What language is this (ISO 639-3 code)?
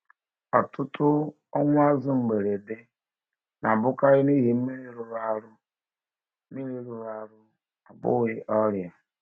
ibo